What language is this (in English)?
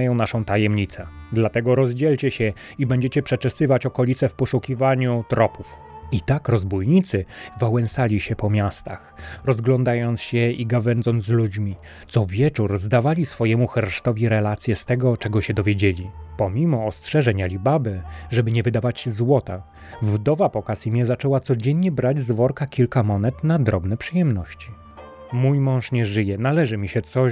Polish